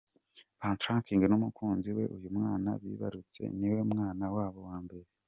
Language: Kinyarwanda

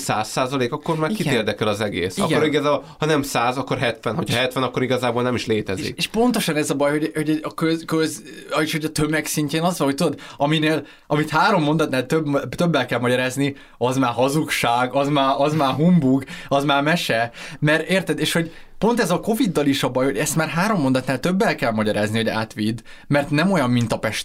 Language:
Hungarian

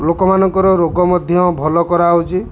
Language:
Odia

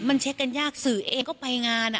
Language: Thai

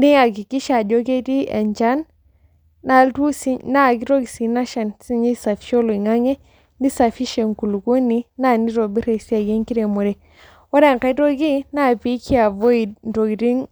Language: Masai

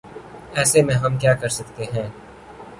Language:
Urdu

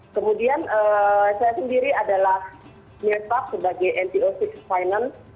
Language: Indonesian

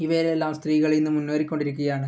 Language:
Malayalam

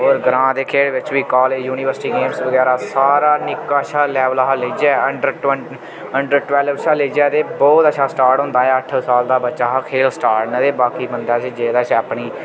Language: Dogri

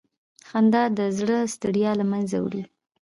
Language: Pashto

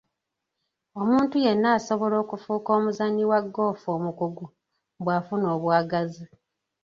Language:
Ganda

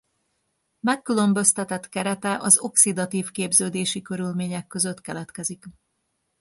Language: Hungarian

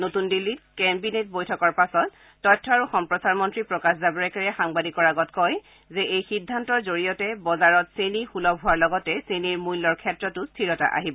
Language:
Assamese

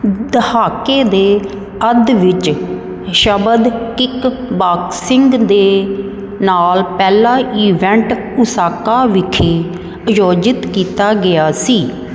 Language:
Punjabi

